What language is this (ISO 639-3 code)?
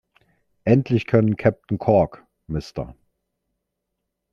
deu